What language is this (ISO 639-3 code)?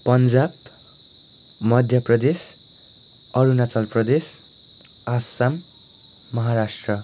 nep